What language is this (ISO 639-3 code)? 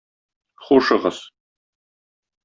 tat